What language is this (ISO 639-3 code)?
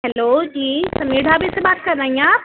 urd